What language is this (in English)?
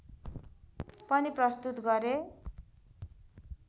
Nepali